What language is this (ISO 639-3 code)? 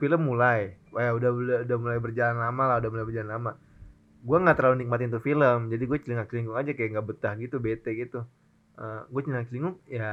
ind